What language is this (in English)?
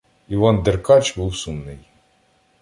Ukrainian